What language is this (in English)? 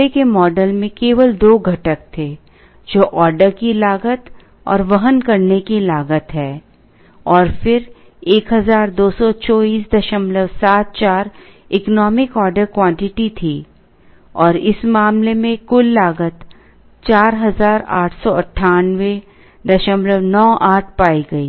Hindi